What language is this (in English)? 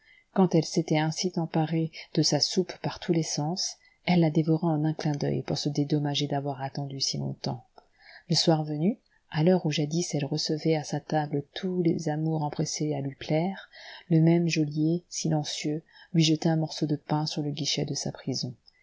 French